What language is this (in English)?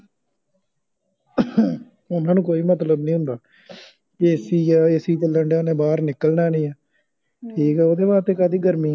Punjabi